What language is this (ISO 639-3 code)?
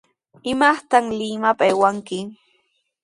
qws